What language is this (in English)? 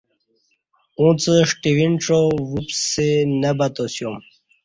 Kati